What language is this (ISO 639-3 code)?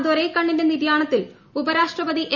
mal